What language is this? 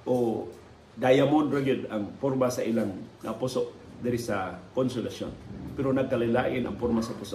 Filipino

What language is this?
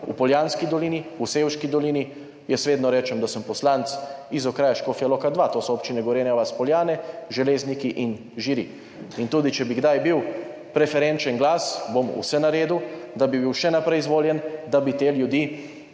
Slovenian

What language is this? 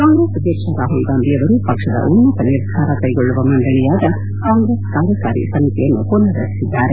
Kannada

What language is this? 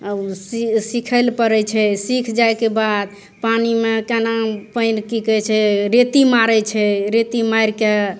Maithili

